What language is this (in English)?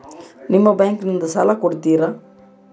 Kannada